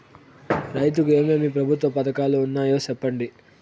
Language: Telugu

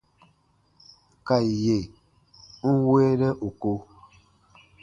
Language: Baatonum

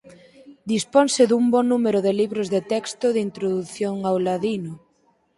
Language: Galician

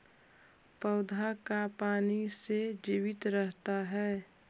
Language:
Magahi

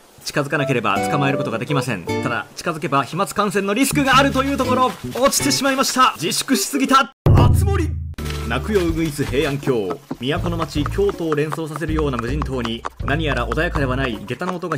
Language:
Japanese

